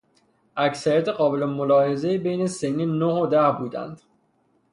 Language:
Persian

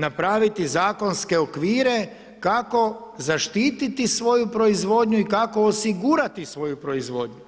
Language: Croatian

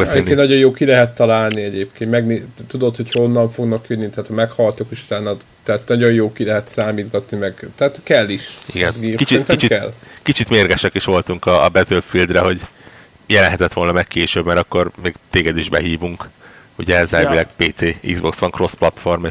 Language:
Hungarian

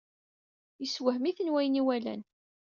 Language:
Kabyle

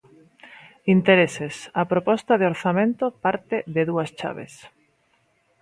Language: Galician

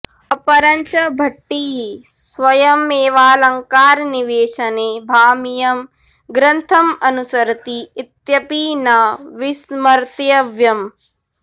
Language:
Sanskrit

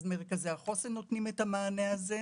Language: Hebrew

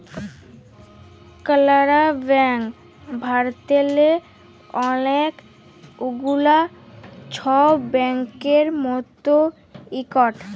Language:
Bangla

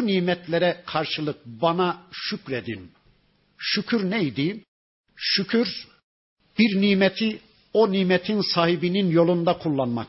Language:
Turkish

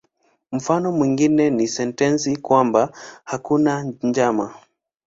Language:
Swahili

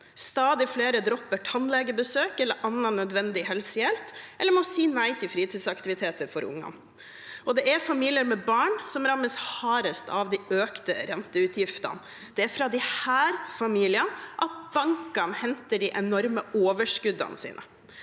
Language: Norwegian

